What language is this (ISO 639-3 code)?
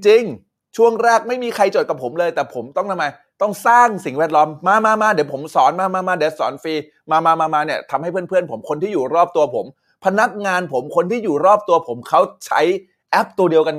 tha